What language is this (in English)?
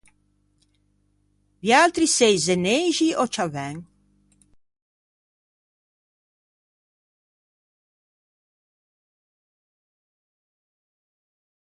Ligurian